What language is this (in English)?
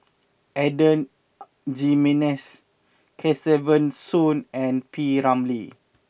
English